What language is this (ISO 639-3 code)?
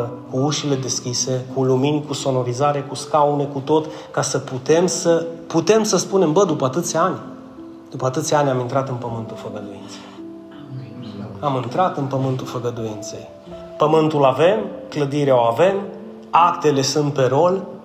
ron